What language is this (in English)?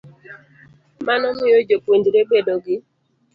Luo (Kenya and Tanzania)